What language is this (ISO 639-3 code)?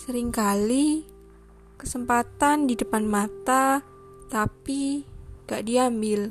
ind